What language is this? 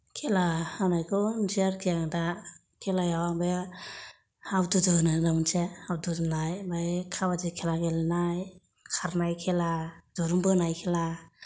Bodo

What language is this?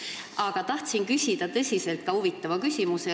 Estonian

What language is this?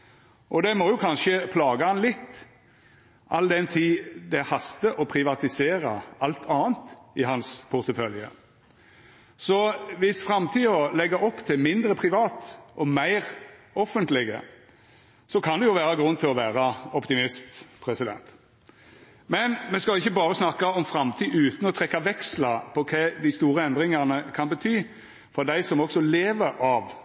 Norwegian Nynorsk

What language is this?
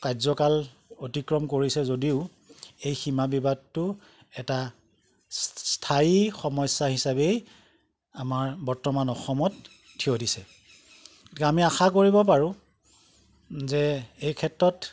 Assamese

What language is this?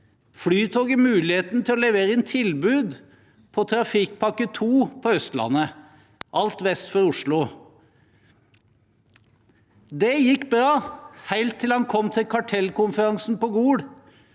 Norwegian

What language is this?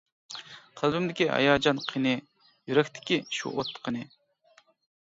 Uyghur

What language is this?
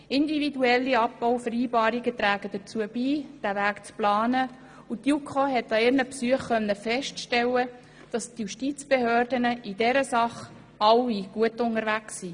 Swiss German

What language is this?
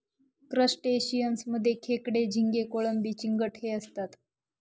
Marathi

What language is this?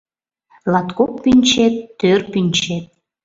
Mari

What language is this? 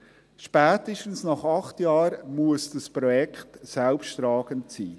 Swiss German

